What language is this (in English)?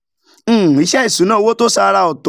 Yoruba